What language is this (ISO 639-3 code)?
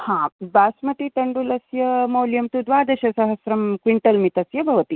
san